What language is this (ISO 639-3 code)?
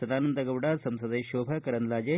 kan